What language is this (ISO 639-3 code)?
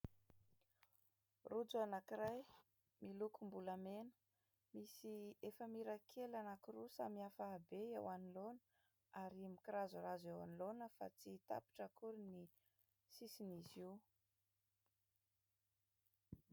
mlg